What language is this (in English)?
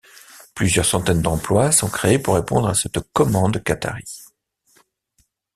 French